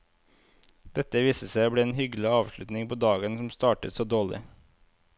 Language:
Norwegian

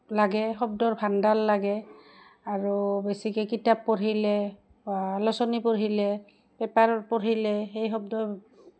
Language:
Assamese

